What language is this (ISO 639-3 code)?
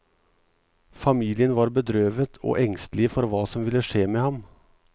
nor